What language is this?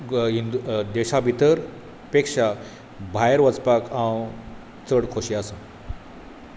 Konkani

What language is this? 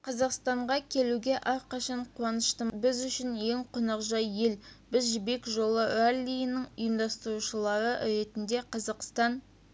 Kazakh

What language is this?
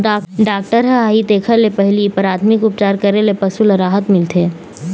Chhattisgarhi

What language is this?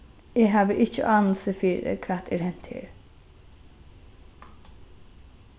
Faroese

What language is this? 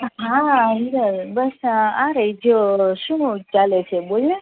Gujarati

